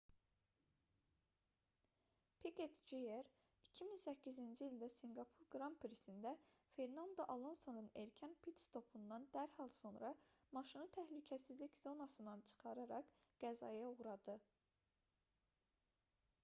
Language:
Azerbaijani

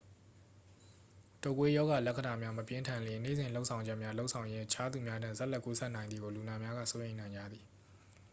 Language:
Burmese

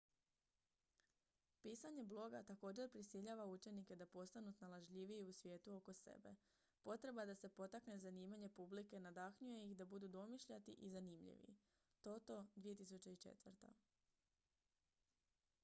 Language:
Croatian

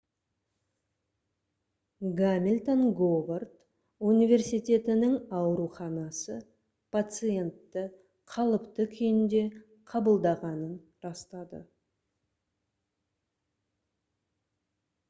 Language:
Kazakh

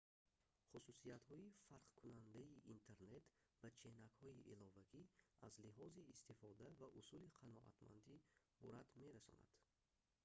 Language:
Tajik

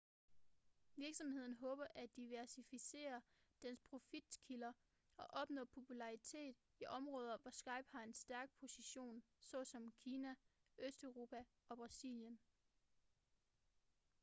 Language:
Danish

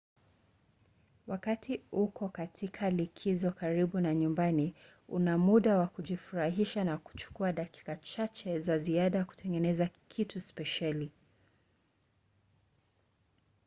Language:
Swahili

